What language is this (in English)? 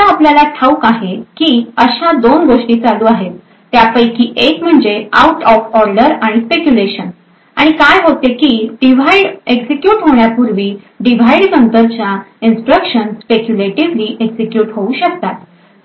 Marathi